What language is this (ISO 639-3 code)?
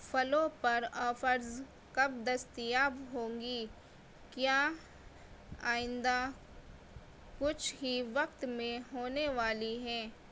urd